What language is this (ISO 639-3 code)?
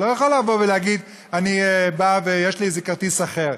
heb